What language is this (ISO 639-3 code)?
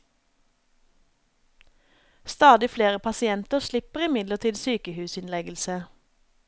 nor